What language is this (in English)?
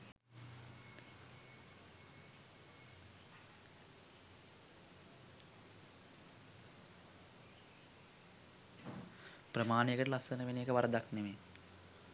Sinhala